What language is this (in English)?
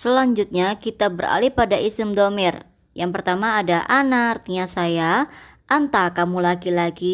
Indonesian